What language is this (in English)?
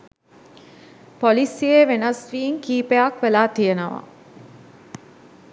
Sinhala